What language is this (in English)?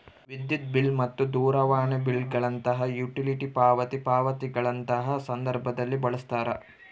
Kannada